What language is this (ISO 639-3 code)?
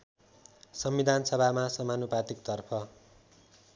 nep